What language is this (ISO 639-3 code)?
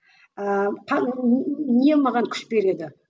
kaz